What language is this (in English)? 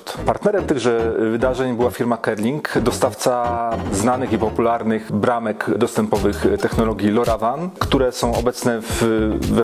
Polish